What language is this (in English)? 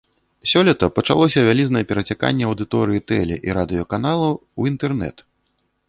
Belarusian